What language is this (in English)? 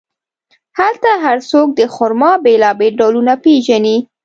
Pashto